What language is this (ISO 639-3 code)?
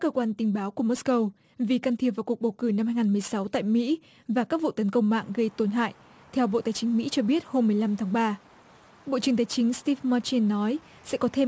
vie